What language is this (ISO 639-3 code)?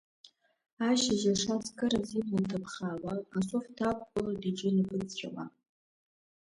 abk